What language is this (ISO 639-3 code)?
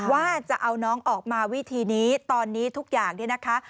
tha